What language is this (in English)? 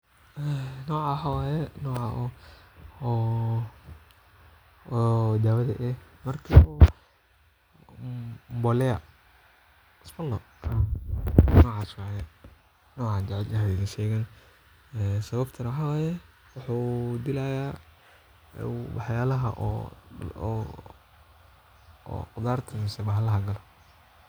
Somali